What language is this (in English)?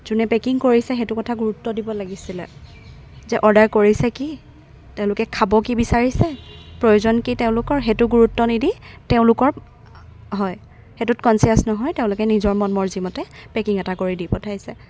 Assamese